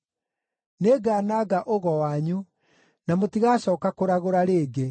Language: Kikuyu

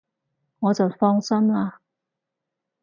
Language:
Cantonese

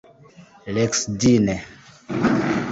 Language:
Kinyarwanda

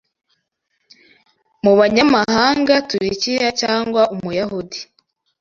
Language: Kinyarwanda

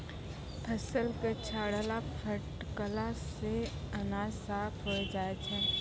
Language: Maithili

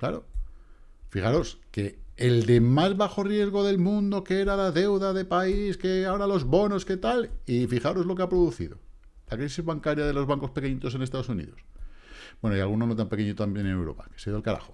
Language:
Spanish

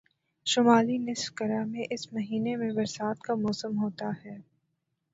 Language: Urdu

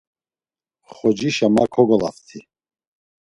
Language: Laz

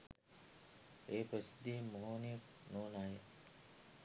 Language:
Sinhala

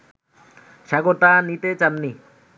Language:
Bangla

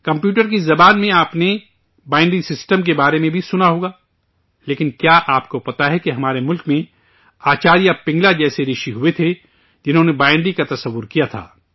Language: Urdu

